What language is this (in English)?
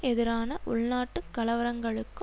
Tamil